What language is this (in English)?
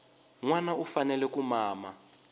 Tsonga